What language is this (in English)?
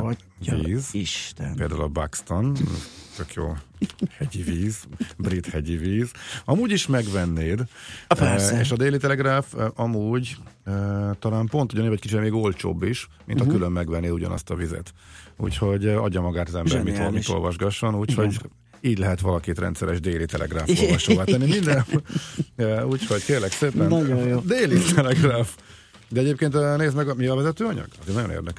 Hungarian